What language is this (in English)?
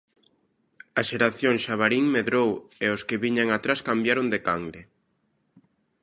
Galician